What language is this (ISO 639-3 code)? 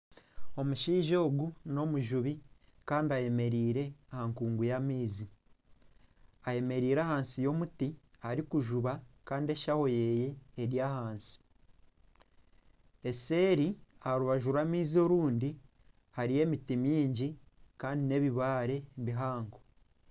nyn